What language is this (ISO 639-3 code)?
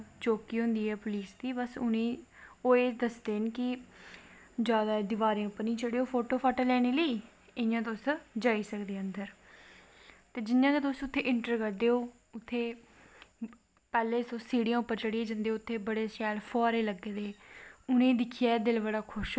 doi